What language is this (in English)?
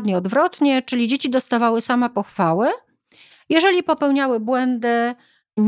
Polish